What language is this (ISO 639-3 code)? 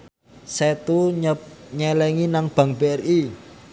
jav